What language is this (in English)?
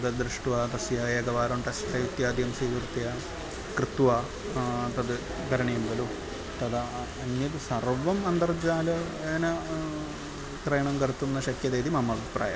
Sanskrit